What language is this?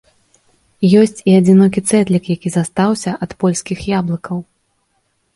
Belarusian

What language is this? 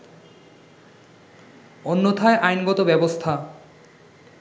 Bangla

